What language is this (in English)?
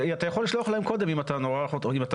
Hebrew